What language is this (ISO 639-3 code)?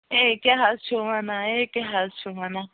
kas